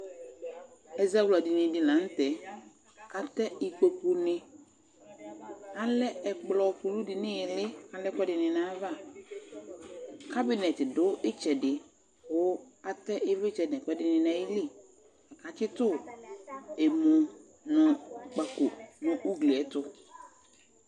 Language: Ikposo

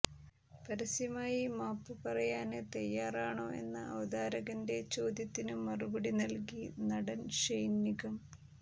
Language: Malayalam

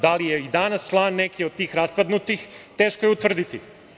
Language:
Serbian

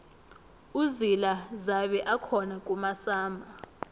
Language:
South Ndebele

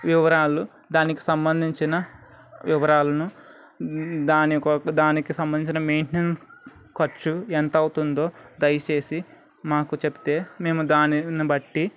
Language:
Telugu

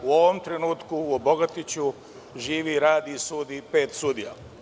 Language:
Serbian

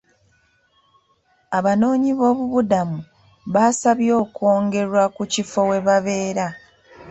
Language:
Ganda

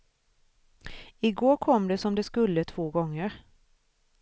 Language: Swedish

